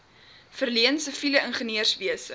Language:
Afrikaans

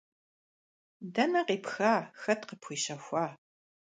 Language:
Kabardian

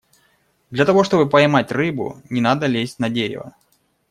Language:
Russian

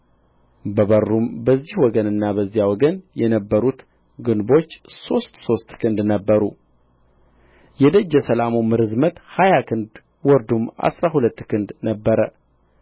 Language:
Amharic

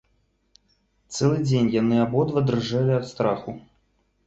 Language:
Belarusian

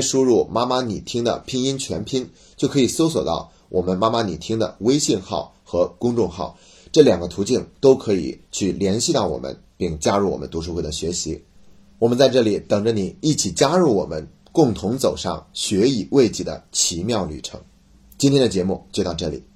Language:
Chinese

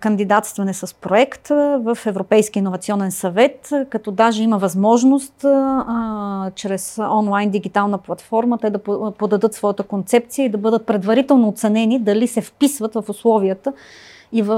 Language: Bulgarian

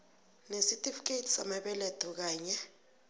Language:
South Ndebele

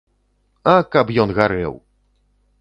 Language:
Belarusian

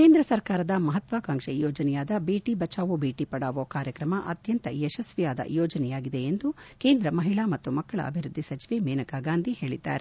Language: Kannada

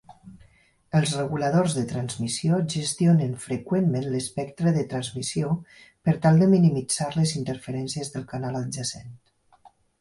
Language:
Catalan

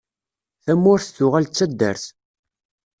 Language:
Kabyle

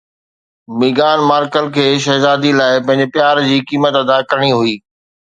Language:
Sindhi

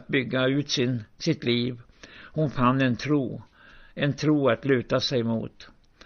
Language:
Swedish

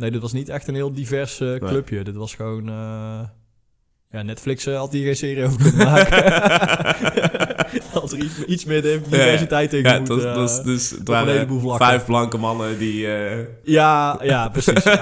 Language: Dutch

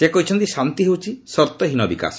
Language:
Odia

